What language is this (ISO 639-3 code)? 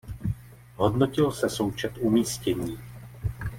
ces